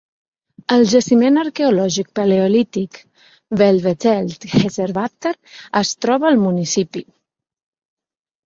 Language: Catalan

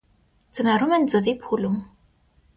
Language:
Armenian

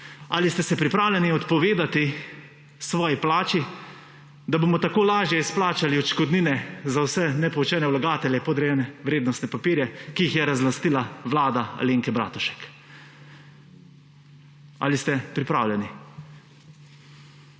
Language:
Slovenian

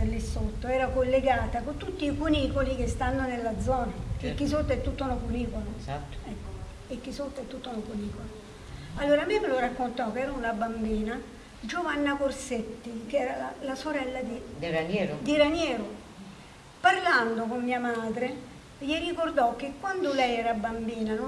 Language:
Italian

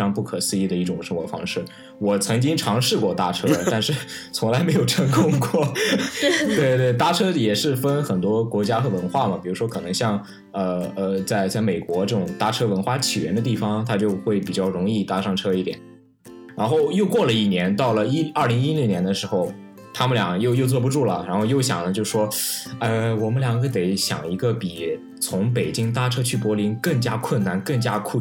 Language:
Chinese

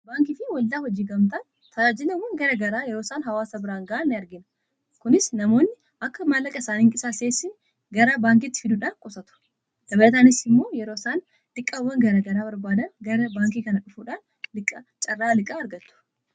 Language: Oromo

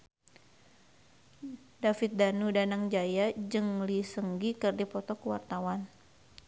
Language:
Sundanese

